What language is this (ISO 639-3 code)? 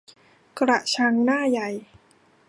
tha